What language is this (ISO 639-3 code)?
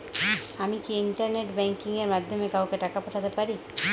ben